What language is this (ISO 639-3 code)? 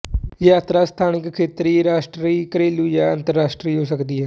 pan